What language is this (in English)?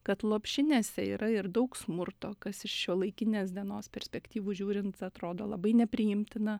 Lithuanian